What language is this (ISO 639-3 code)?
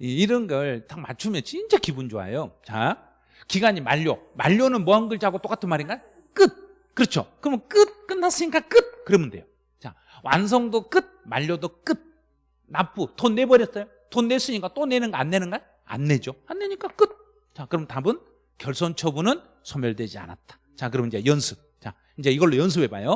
kor